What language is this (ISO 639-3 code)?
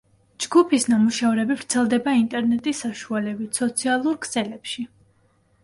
kat